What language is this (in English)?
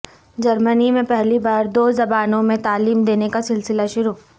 Urdu